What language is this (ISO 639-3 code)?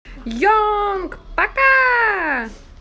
rus